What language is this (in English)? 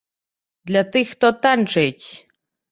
Belarusian